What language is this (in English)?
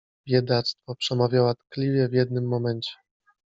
Polish